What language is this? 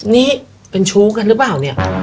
Thai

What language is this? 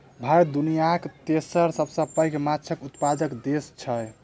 Maithili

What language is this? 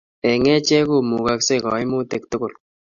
Kalenjin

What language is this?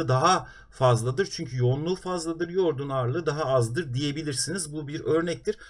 Turkish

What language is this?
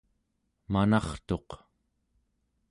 Central Yupik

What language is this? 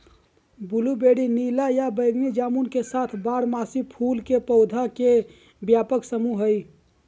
Magahi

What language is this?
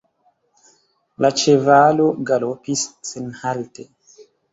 Esperanto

